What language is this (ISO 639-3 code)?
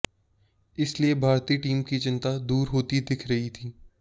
hin